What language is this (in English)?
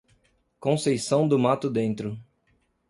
Portuguese